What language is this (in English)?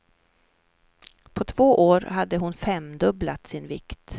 Swedish